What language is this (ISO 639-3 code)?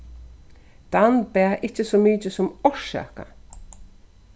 fao